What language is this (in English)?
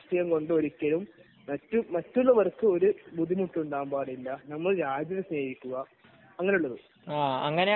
Malayalam